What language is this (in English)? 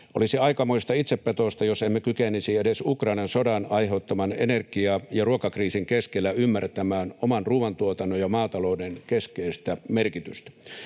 Finnish